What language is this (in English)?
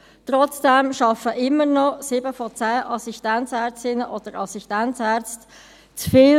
Swiss German